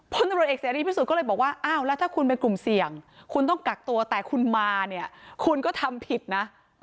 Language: Thai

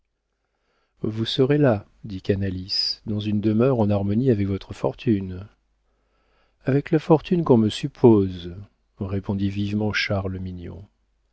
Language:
French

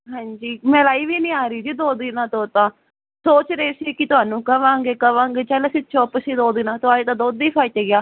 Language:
Punjabi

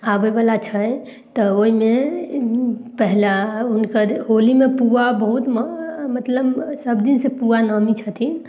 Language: Maithili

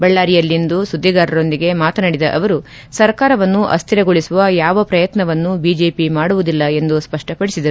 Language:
Kannada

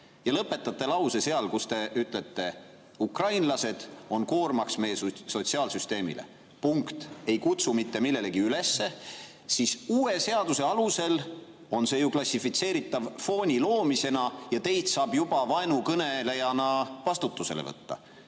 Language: Estonian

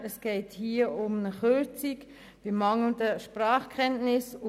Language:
Swiss German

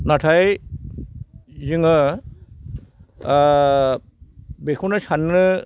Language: Bodo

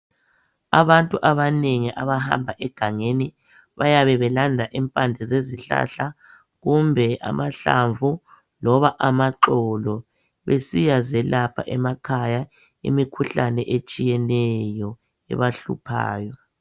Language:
North Ndebele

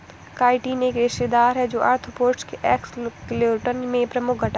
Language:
Hindi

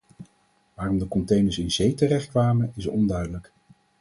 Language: Dutch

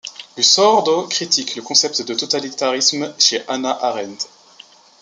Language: French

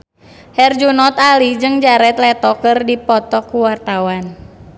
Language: Sundanese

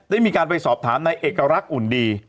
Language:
Thai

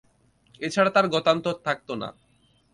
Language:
Bangla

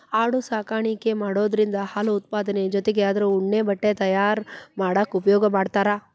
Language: Kannada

